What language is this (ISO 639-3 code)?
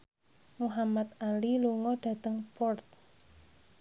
jav